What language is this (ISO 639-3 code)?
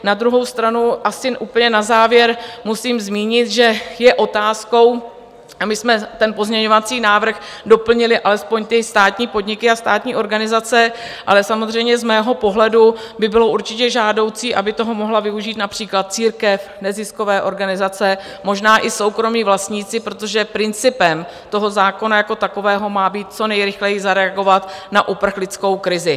ces